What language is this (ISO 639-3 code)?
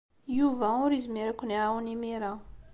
kab